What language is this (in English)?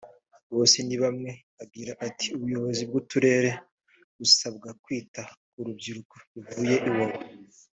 Kinyarwanda